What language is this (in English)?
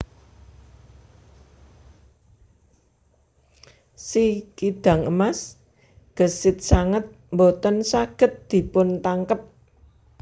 Javanese